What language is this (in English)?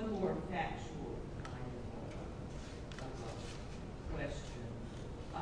English